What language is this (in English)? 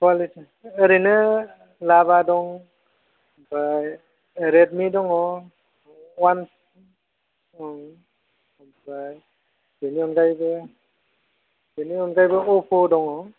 Bodo